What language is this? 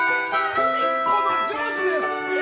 Japanese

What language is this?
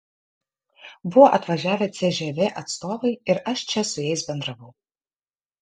Lithuanian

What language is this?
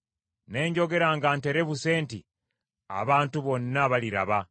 Ganda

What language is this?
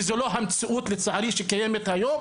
Hebrew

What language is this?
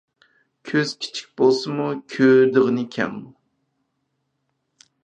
Uyghur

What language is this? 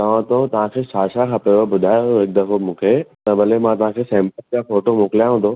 Sindhi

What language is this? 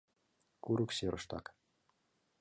Mari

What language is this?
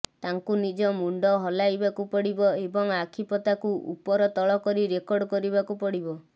Odia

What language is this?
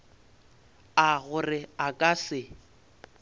Northern Sotho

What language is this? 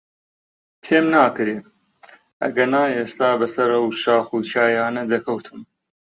Central Kurdish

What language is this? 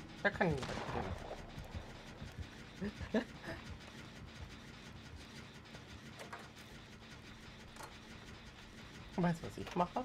German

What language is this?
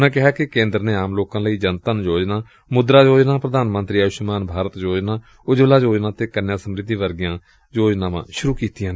Punjabi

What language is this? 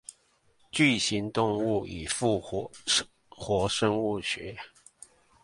Chinese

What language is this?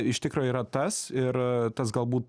Lithuanian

